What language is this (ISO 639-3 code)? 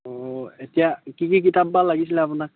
asm